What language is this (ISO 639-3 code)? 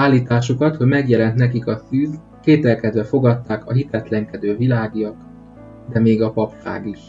hun